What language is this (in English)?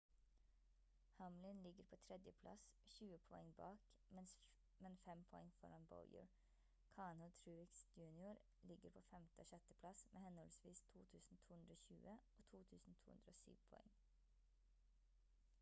Norwegian Bokmål